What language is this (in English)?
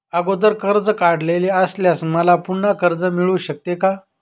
Marathi